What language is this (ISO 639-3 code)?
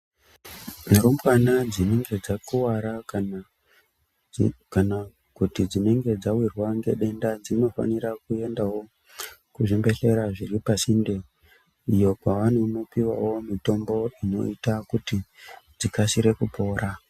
ndc